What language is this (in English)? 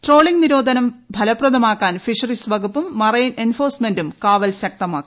Malayalam